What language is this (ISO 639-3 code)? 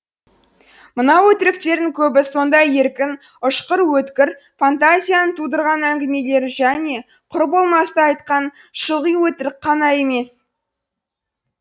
kaz